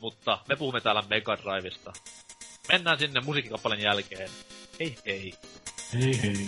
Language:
Finnish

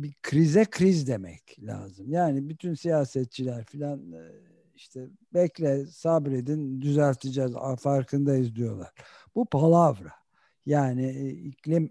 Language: Turkish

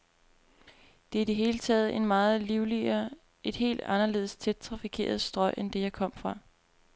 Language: Danish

